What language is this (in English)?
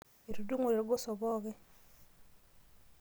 Masai